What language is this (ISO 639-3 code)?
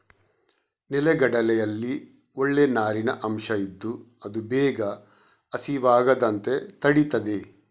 kan